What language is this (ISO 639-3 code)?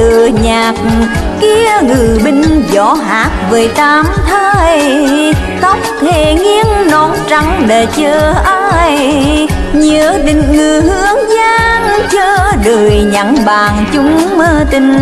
vie